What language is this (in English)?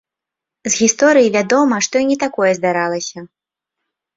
Belarusian